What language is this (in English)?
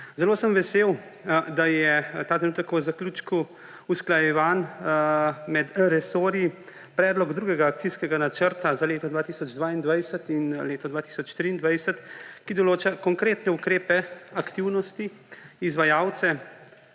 Slovenian